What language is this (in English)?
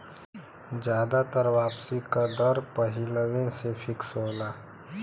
Bhojpuri